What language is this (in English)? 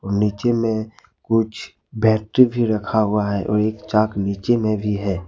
Hindi